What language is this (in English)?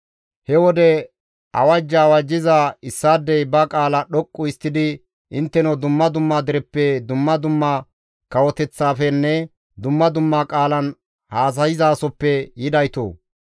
Gamo